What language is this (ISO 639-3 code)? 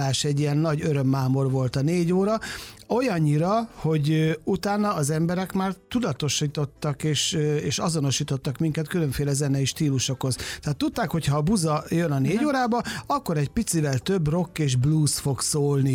hun